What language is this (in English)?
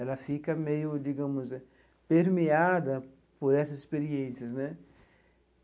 Portuguese